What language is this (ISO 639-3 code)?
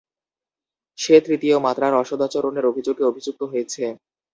ben